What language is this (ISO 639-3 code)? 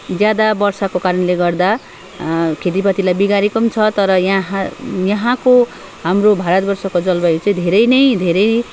nep